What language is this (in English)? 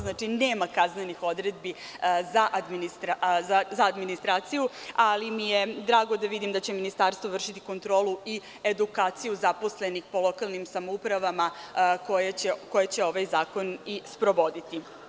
Serbian